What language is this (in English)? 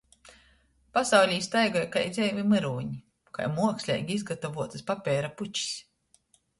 Latgalian